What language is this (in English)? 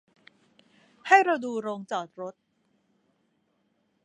Thai